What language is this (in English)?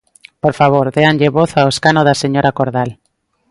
Galician